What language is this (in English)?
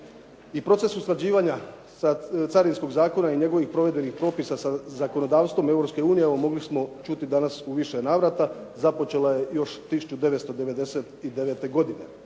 Croatian